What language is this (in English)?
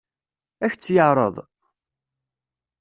Kabyle